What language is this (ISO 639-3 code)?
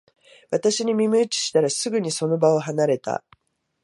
jpn